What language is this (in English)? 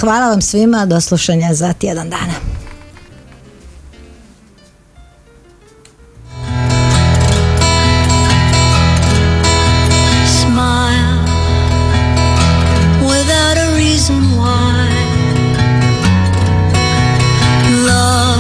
Croatian